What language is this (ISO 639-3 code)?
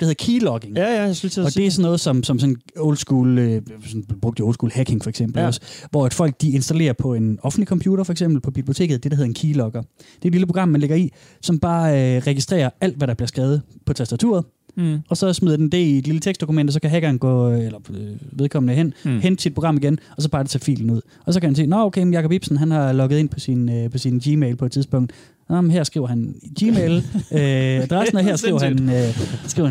dan